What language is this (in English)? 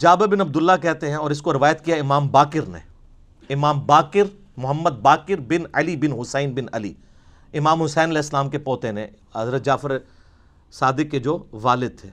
Urdu